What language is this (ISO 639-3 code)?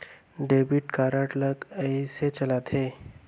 hne